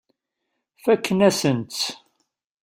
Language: Kabyle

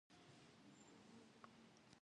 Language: Kabardian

